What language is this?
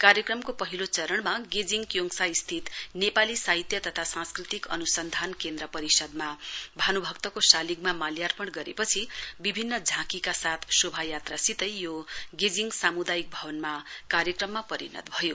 Nepali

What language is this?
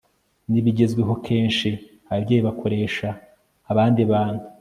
Kinyarwanda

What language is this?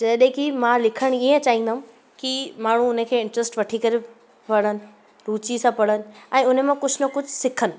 Sindhi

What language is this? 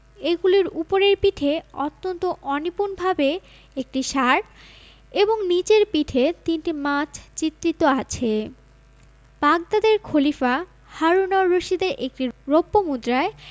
Bangla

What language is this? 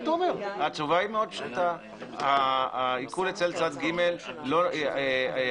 Hebrew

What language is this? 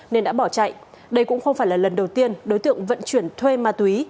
Vietnamese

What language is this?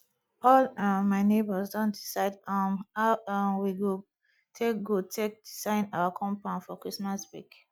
Nigerian Pidgin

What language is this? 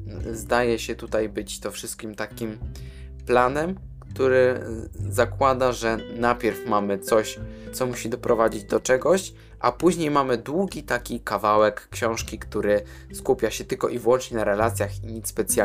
Polish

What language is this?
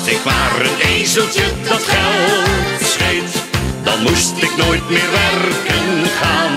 Dutch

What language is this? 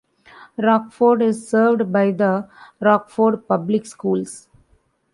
English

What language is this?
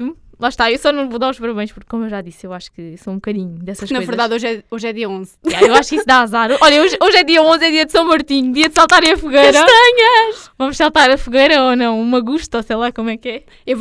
Portuguese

